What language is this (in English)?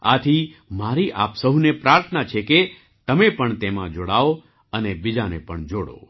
Gujarati